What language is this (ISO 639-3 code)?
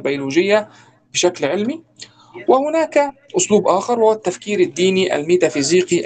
ara